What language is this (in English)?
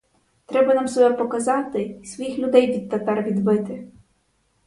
Ukrainian